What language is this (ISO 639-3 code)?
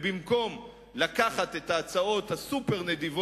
heb